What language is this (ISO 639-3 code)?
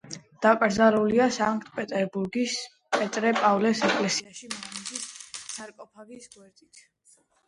kat